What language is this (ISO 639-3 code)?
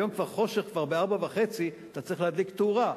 heb